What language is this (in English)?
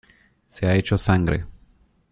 Spanish